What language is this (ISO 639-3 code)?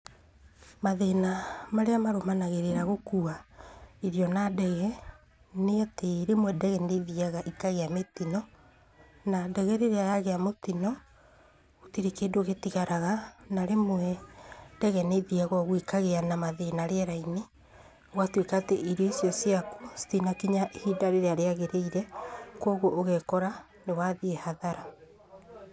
kik